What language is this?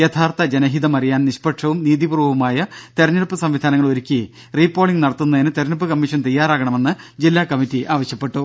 Malayalam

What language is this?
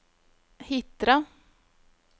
Norwegian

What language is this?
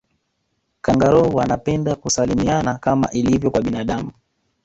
Swahili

